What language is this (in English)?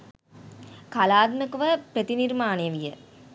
Sinhala